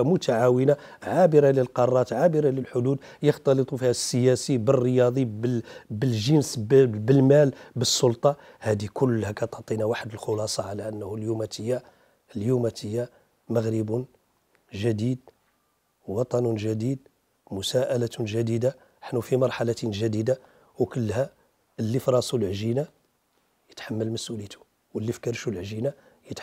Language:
Arabic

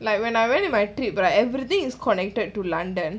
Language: English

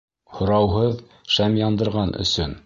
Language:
Bashkir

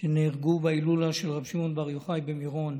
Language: Hebrew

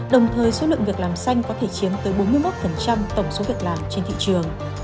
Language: Vietnamese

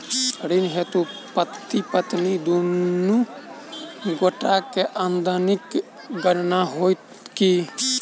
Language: Maithili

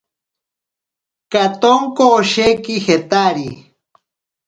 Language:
Ashéninka Perené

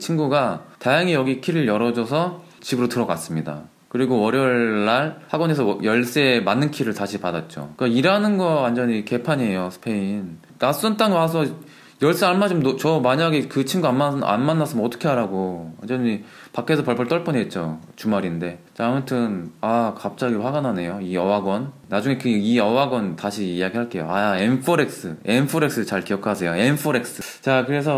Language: Korean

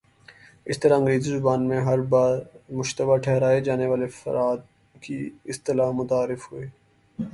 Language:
Urdu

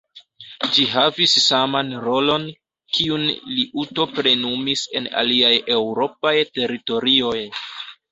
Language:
Esperanto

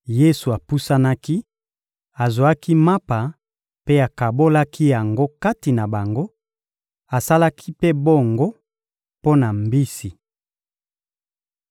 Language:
Lingala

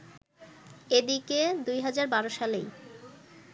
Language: Bangla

